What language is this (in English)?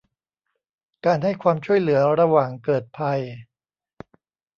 Thai